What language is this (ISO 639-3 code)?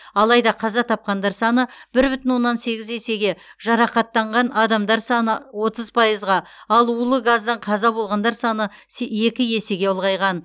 kaz